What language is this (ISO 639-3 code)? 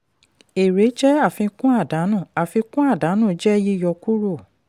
yor